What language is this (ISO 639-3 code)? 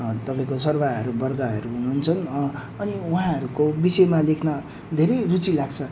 nep